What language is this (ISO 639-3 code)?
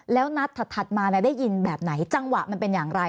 tha